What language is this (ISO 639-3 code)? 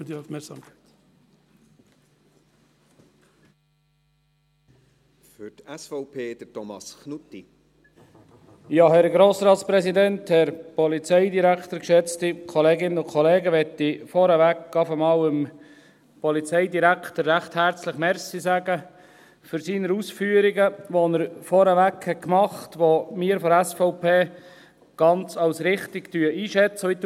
gsw